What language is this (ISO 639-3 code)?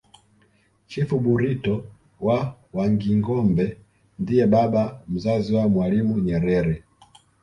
swa